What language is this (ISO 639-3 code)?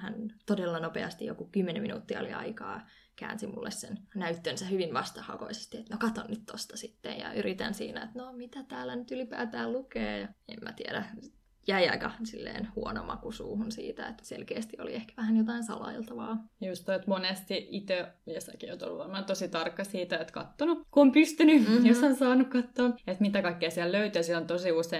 fin